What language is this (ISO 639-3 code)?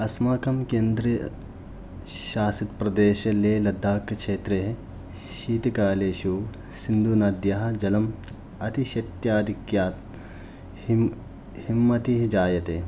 san